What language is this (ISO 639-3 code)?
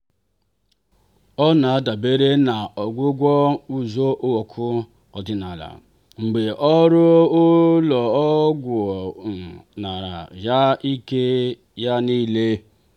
ibo